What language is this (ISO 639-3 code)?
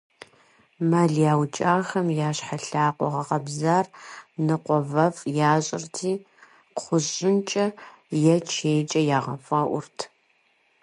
kbd